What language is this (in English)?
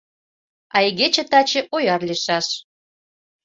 Mari